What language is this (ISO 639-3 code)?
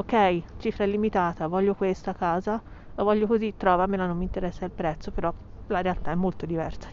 ita